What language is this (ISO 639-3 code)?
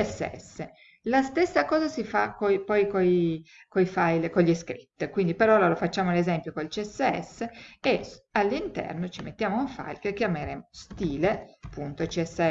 ita